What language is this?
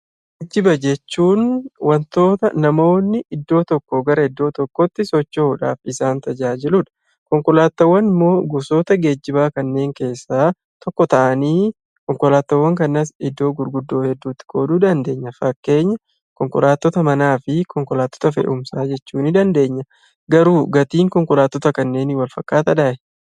Oromo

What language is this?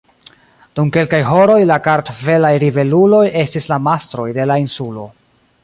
Esperanto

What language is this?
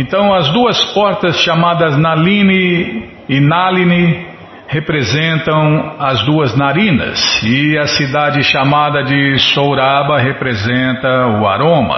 Portuguese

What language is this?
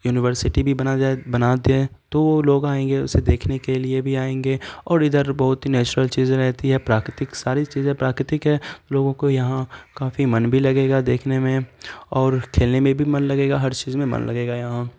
Urdu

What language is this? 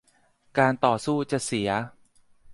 Thai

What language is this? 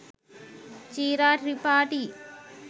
Sinhala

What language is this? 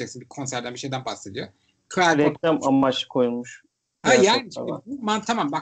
Turkish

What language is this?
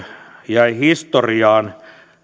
Finnish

